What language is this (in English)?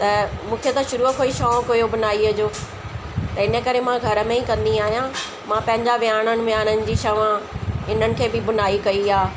Sindhi